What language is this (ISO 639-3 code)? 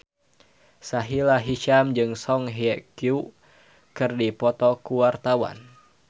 sun